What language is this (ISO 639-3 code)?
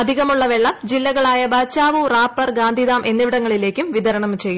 mal